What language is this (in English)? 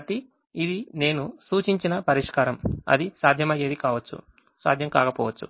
Telugu